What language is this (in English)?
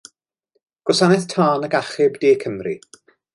Welsh